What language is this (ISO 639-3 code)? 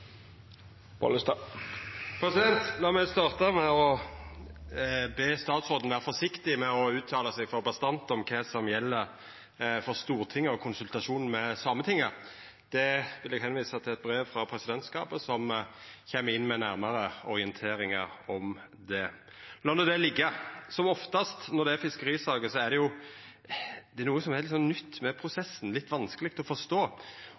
nno